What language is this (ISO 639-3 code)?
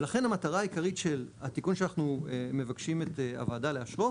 heb